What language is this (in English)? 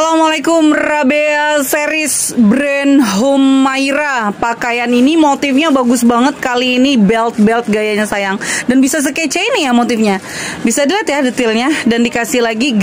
Indonesian